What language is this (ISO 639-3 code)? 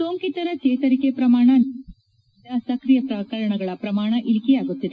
kan